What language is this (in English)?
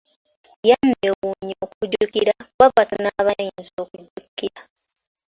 Ganda